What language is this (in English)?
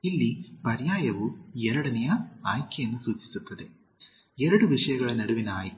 Kannada